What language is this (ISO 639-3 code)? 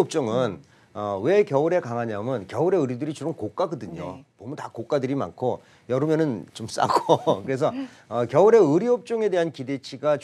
kor